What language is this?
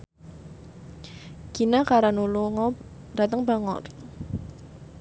Javanese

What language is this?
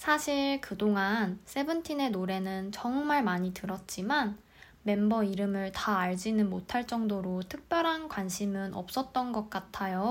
Korean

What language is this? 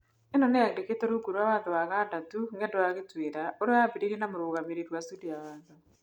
Kikuyu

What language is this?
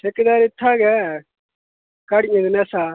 Dogri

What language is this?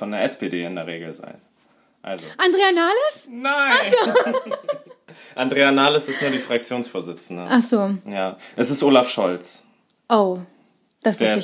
German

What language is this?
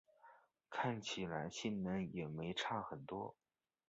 Chinese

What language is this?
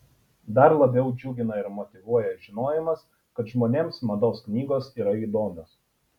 Lithuanian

